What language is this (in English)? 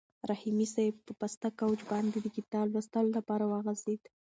Pashto